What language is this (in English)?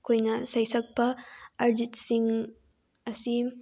Manipuri